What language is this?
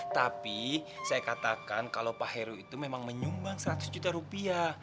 Indonesian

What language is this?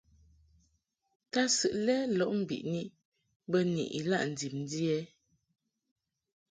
Mungaka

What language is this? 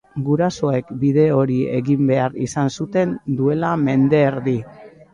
Basque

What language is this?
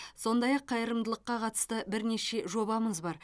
Kazakh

